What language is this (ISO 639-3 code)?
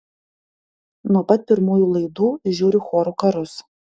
lit